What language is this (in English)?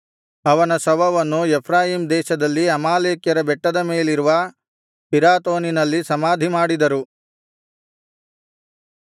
Kannada